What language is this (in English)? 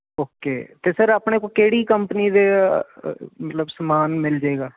Punjabi